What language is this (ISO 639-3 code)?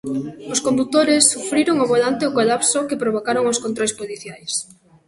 glg